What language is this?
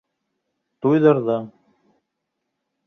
Bashkir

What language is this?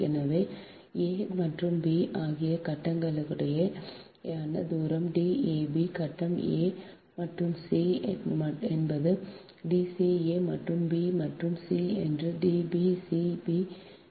Tamil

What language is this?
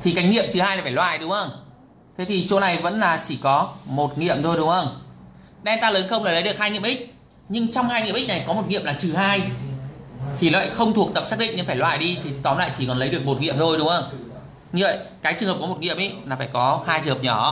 Vietnamese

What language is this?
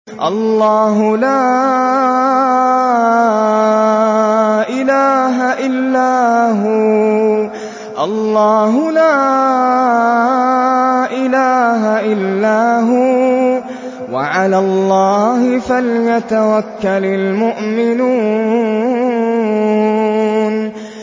Arabic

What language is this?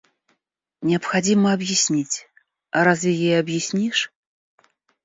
Russian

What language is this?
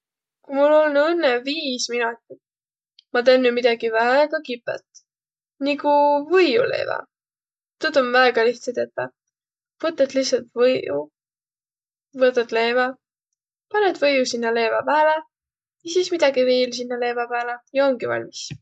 Võro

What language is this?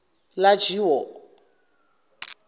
Zulu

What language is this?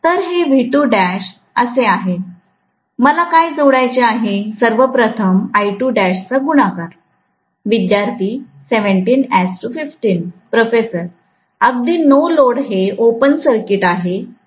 Marathi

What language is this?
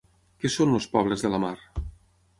Catalan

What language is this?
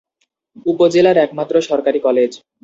Bangla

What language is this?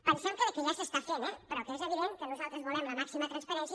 Catalan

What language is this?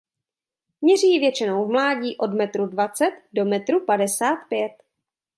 Czech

